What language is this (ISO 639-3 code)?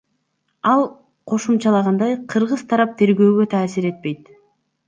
kir